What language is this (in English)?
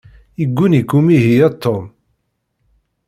Kabyle